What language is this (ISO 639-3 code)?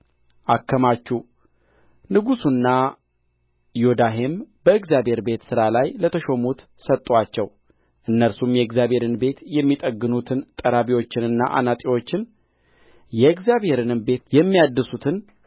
amh